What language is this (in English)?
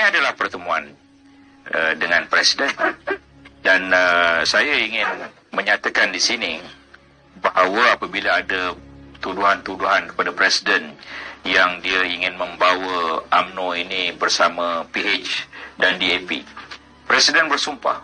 Malay